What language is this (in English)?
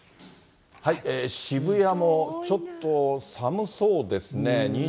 Japanese